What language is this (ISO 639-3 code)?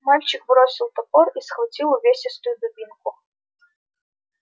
rus